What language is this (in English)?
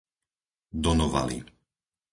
Slovak